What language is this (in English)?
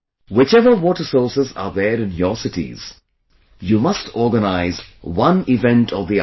English